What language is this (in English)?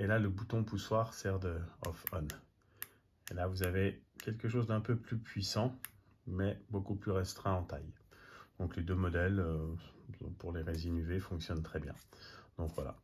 French